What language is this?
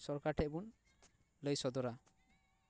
Santali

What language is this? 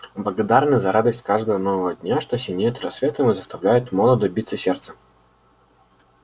Russian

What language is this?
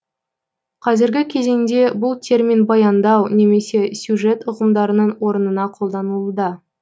Kazakh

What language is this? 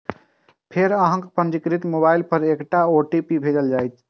Maithili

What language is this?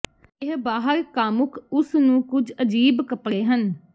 Punjabi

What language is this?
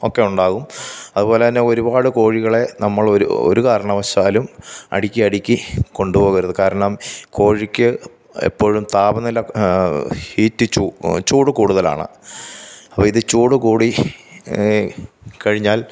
Malayalam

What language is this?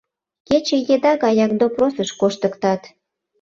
Mari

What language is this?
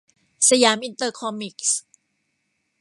Thai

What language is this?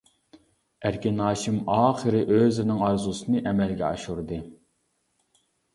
Uyghur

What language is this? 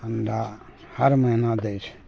Maithili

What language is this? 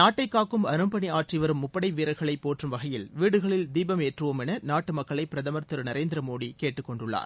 Tamil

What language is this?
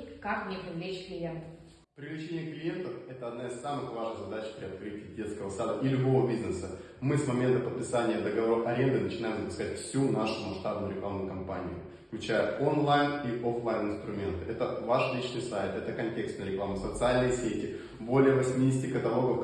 Russian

